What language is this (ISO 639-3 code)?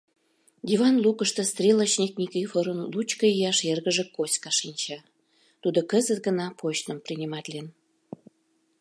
chm